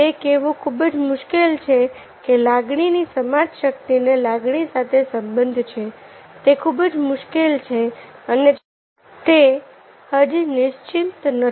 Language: Gujarati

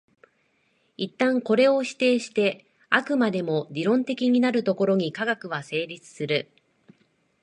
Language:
Japanese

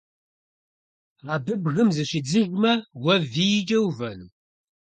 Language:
Kabardian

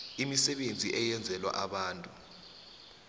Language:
South Ndebele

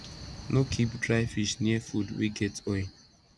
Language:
Nigerian Pidgin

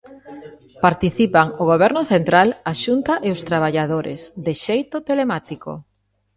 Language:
Galician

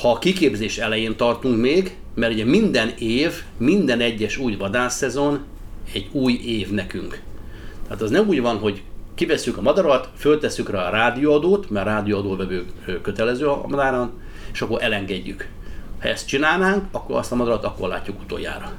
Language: Hungarian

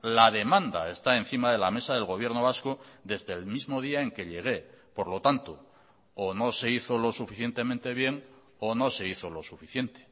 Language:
Spanish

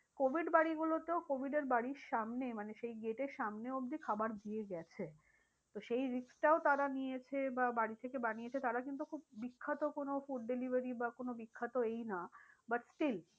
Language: Bangla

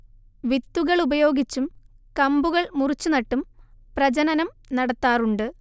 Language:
Malayalam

